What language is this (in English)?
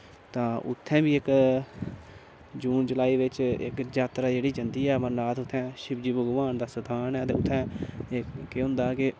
Dogri